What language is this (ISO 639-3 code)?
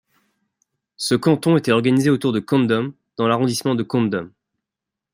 fra